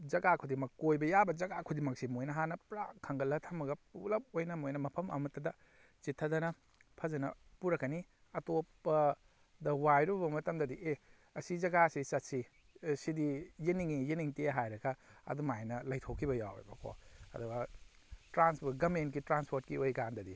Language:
Manipuri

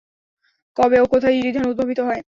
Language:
Bangla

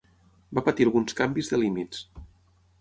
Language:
Catalan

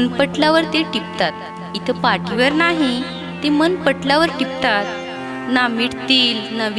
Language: Marathi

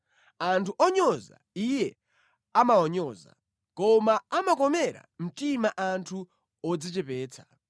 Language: Nyanja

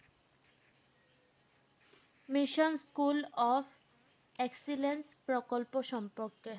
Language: Bangla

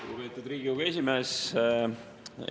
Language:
Estonian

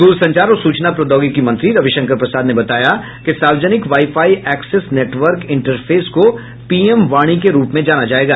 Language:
Hindi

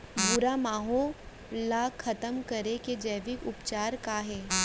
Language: Chhattisgarhi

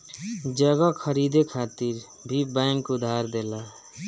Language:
Bhojpuri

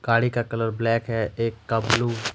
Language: Hindi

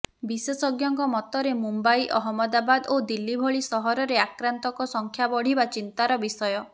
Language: Odia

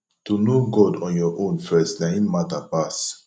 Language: Nigerian Pidgin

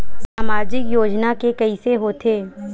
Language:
Chhattisgarhi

